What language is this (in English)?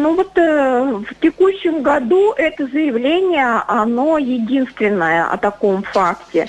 Russian